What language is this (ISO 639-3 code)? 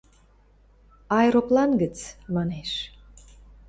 mrj